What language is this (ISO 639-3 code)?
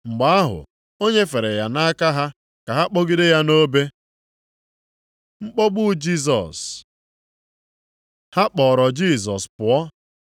ibo